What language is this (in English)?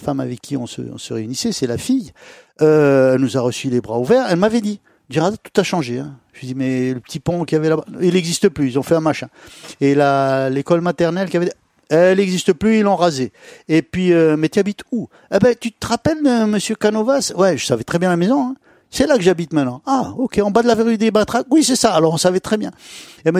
French